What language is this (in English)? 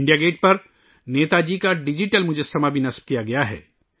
Urdu